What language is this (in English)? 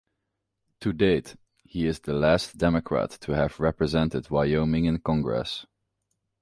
English